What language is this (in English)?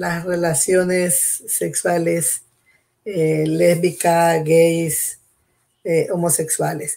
Spanish